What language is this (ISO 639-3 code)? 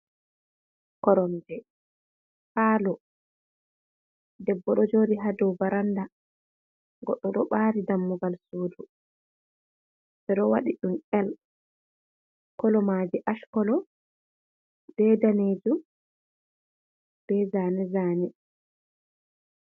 ful